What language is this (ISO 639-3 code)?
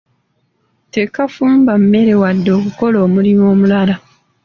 lug